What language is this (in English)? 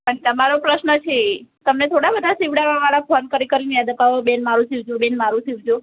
Gujarati